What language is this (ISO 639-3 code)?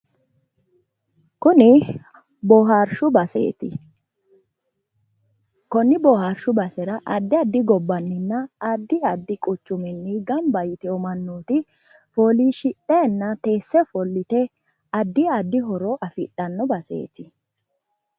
sid